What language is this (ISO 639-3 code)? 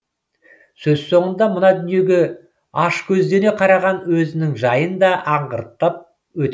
kaz